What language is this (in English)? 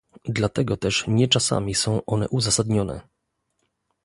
Polish